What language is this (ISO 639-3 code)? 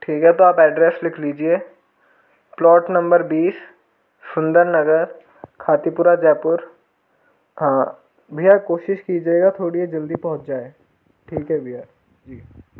hin